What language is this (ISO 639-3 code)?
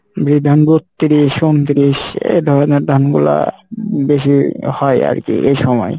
ben